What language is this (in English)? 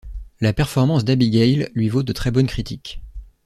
French